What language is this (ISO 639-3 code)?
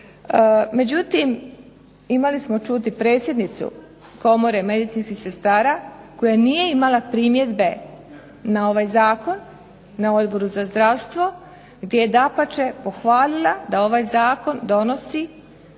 hrv